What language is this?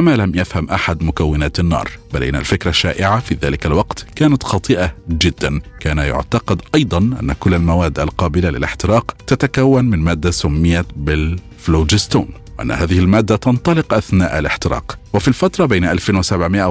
Arabic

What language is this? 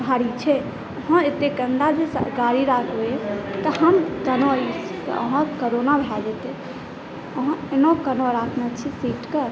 Maithili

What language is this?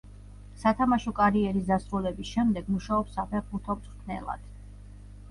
Georgian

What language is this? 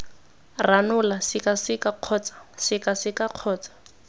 Tswana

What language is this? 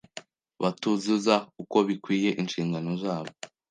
Kinyarwanda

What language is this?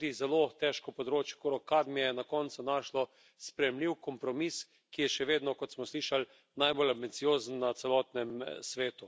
Slovenian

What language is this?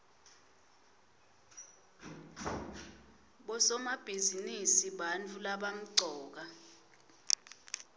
Swati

